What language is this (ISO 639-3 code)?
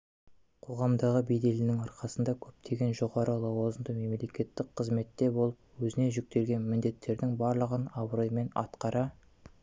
kaz